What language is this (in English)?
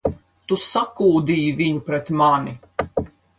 Latvian